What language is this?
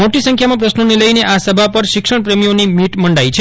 Gujarati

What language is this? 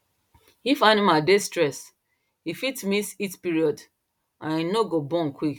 Nigerian Pidgin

